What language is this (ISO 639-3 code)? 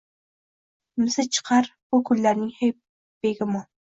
uzb